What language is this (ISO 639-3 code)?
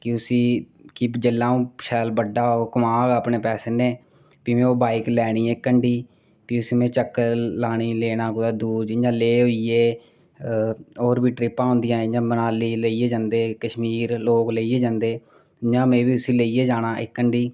doi